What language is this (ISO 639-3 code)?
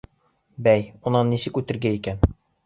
bak